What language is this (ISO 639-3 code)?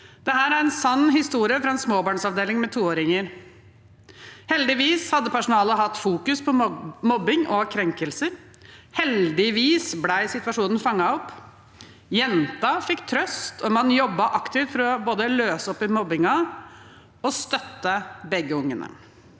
nor